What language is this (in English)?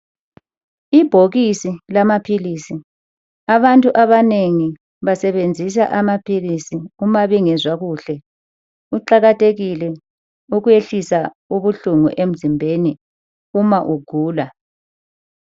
North Ndebele